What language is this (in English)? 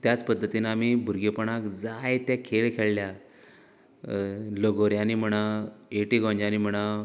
Konkani